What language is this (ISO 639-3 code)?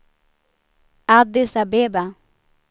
swe